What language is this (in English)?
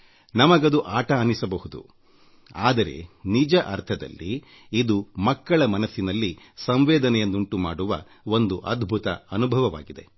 Kannada